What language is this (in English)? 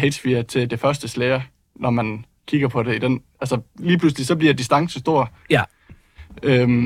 Danish